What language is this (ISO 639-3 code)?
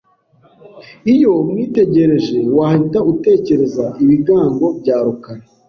kin